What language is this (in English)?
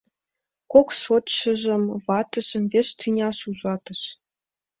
Mari